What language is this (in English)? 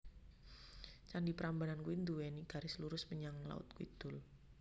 Javanese